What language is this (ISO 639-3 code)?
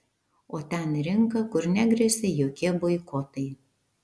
lit